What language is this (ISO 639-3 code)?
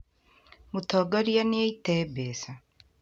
kik